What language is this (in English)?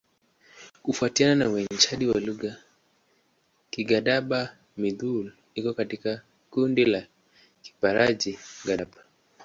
Swahili